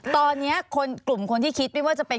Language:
Thai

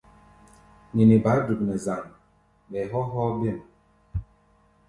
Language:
Gbaya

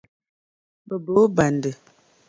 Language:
Dagbani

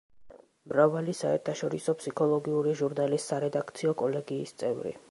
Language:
Georgian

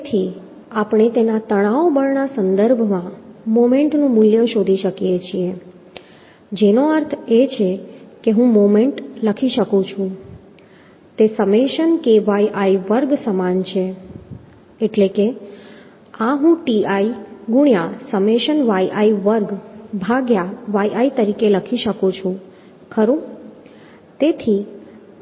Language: Gujarati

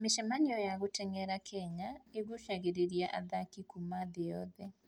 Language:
Kikuyu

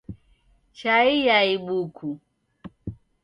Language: Taita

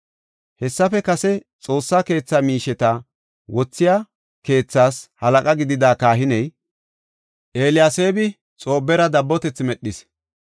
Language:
Gofa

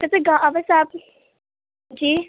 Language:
Urdu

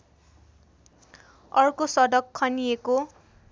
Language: Nepali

